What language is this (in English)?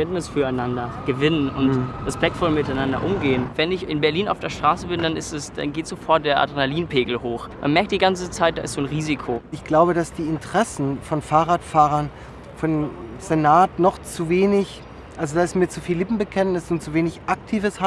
German